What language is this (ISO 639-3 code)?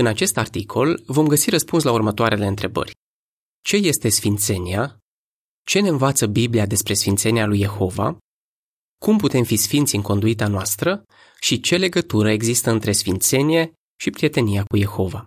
ron